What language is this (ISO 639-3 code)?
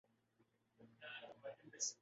urd